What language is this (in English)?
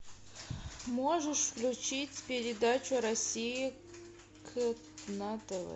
Russian